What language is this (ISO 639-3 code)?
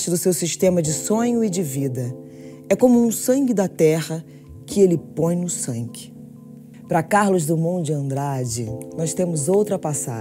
por